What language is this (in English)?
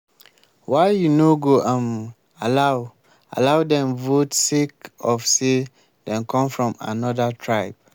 Nigerian Pidgin